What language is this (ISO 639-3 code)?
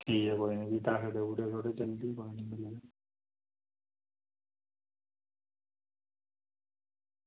doi